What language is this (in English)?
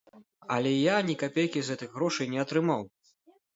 Belarusian